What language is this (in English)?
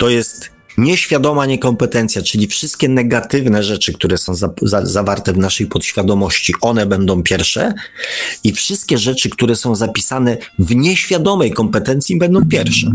Polish